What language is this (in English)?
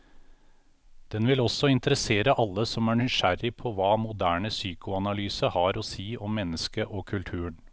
Norwegian